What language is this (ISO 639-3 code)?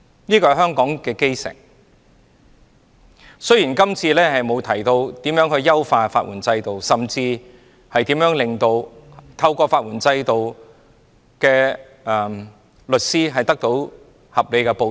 yue